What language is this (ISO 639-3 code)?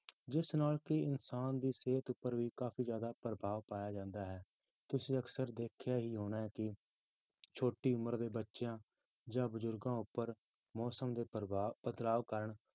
pan